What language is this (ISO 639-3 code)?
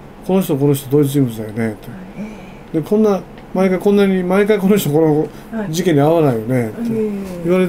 jpn